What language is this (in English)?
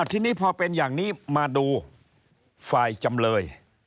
Thai